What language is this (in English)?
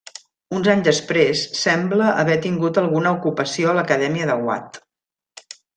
Catalan